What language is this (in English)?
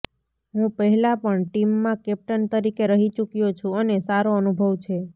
Gujarati